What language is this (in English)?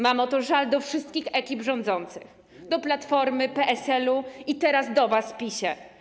Polish